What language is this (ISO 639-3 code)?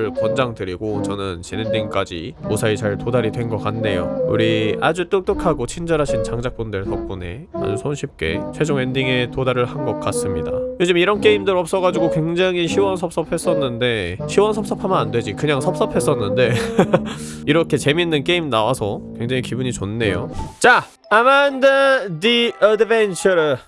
kor